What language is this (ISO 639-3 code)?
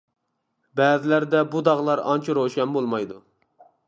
uig